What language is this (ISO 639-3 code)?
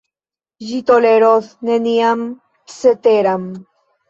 epo